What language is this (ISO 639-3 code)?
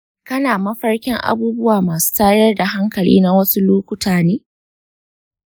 hau